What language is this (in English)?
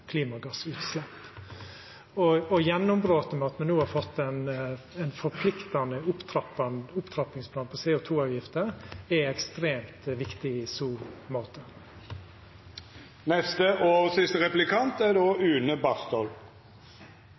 Norwegian Nynorsk